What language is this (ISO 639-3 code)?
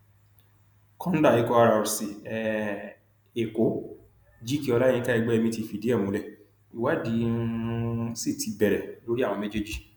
yor